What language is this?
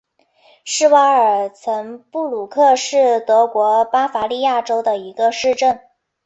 Chinese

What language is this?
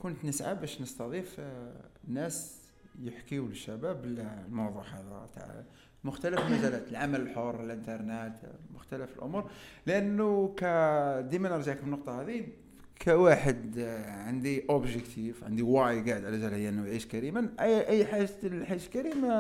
Arabic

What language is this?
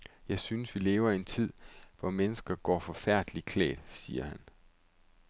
Danish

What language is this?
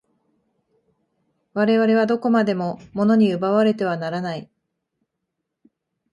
Japanese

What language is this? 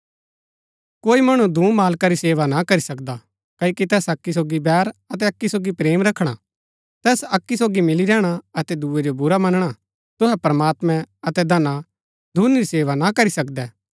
Gaddi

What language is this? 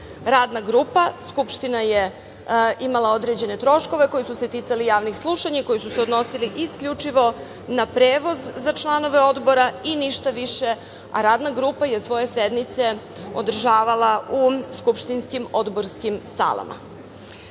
Serbian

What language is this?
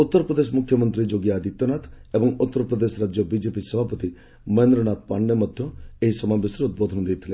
Odia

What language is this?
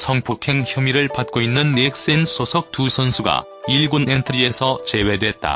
Korean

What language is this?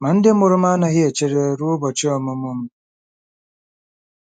Igbo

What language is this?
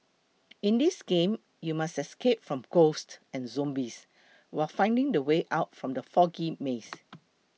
English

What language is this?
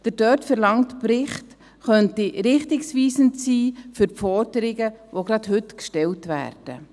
Swiss German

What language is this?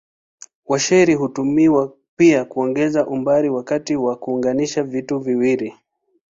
Swahili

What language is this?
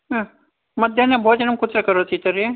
Sanskrit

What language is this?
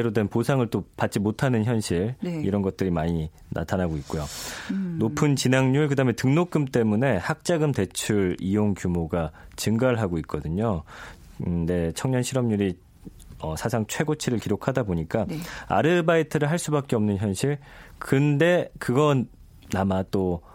Korean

